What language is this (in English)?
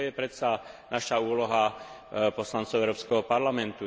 Slovak